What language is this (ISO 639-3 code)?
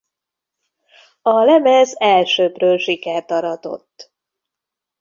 hun